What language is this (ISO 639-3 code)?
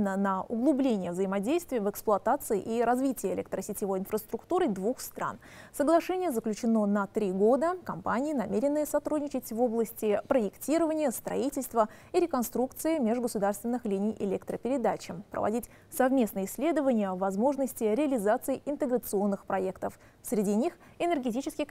rus